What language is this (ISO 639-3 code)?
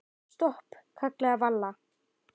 isl